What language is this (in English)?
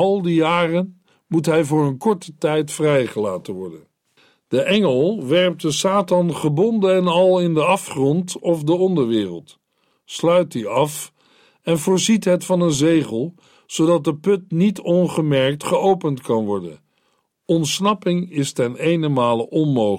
Dutch